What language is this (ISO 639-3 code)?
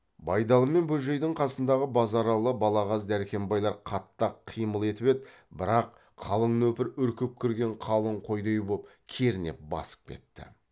kaz